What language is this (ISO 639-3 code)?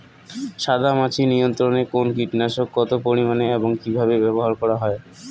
ben